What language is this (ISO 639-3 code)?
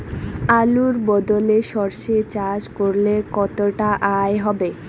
ben